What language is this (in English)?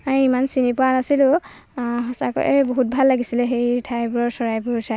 Assamese